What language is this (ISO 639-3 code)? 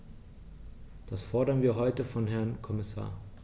deu